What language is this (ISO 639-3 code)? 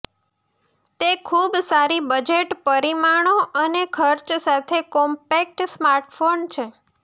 guj